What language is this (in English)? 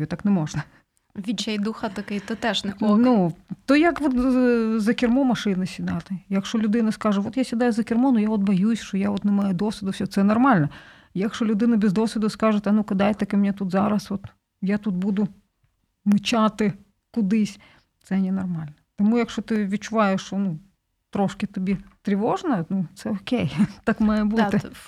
Ukrainian